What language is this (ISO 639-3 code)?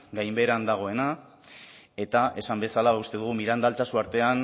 eus